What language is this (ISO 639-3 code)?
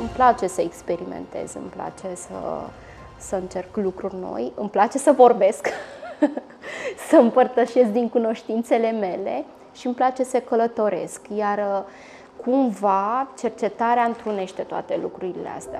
ron